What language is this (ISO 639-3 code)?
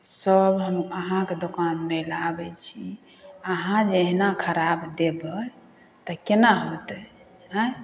mai